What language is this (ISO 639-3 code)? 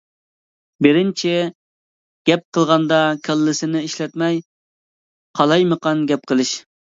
uig